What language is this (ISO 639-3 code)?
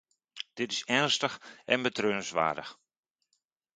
nld